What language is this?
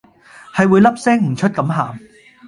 Cantonese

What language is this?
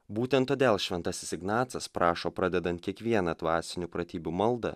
Lithuanian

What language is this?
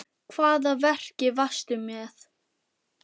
Icelandic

